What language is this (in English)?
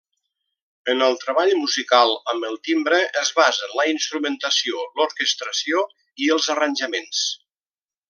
Catalan